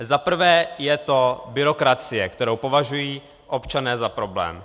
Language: Czech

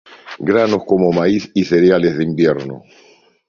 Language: Spanish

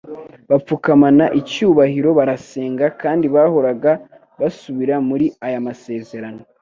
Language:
Kinyarwanda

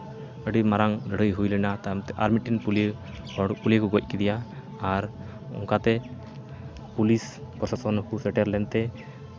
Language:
Santali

